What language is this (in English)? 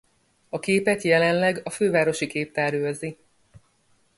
Hungarian